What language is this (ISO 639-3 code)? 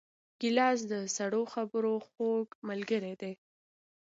pus